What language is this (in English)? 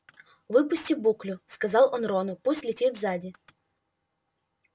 Russian